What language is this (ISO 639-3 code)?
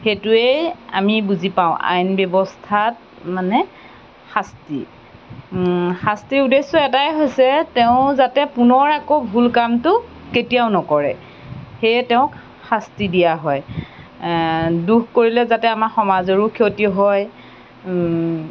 asm